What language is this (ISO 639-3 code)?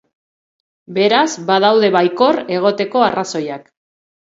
eus